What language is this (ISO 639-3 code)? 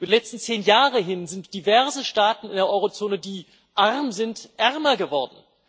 deu